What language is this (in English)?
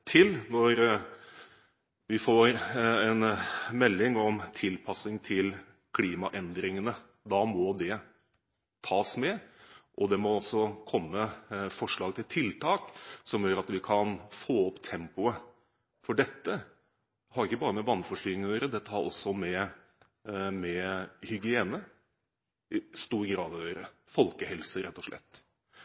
Norwegian Bokmål